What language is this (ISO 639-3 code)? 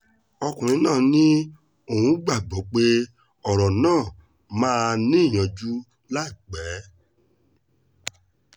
yor